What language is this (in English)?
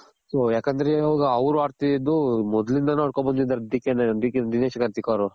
Kannada